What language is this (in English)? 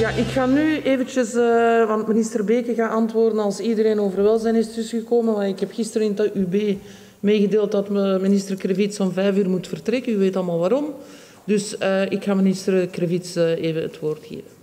Dutch